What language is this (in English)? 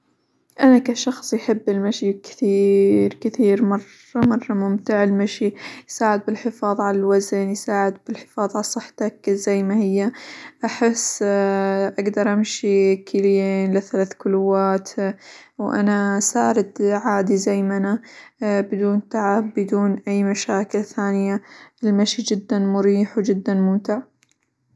Hijazi Arabic